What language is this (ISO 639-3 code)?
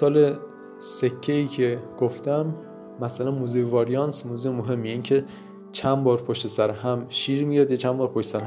fas